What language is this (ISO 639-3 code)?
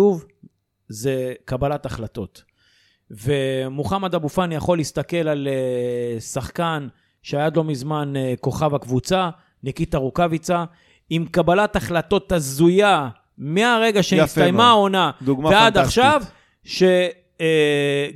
heb